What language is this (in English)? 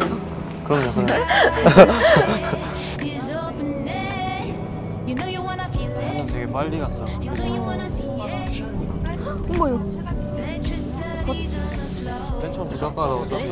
Korean